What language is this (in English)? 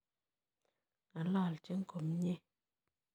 Kalenjin